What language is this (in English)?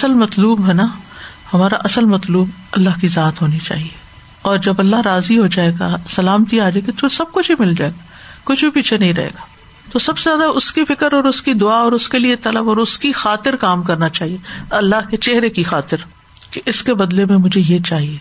Urdu